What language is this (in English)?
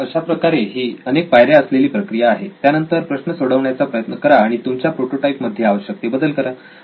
Marathi